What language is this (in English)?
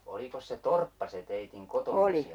Finnish